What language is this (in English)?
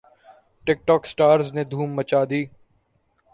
Urdu